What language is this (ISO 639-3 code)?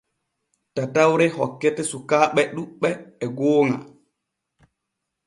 fue